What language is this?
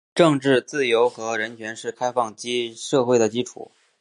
Chinese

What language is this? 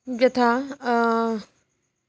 Sanskrit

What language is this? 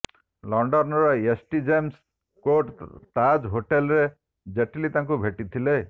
Odia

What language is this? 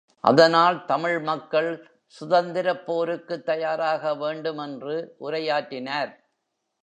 Tamil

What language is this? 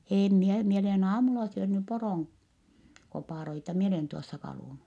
Finnish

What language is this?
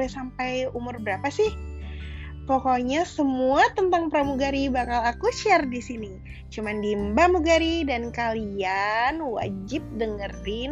Indonesian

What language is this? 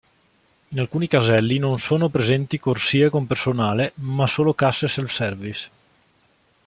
Italian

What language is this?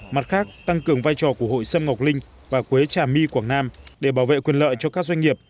Vietnamese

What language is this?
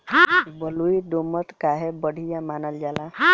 Bhojpuri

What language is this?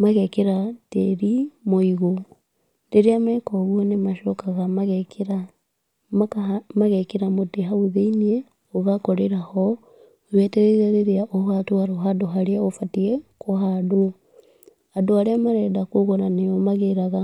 Kikuyu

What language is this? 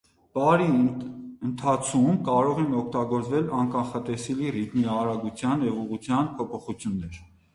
Armenian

